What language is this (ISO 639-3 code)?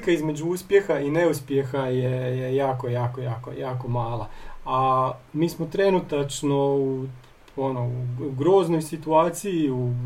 hrv